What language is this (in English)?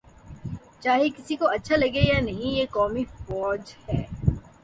Urdu